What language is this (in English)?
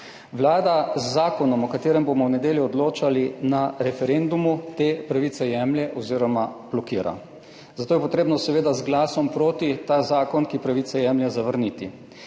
Slovenian